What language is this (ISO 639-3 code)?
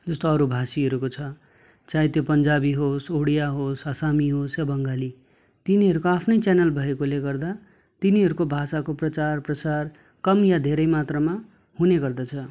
nep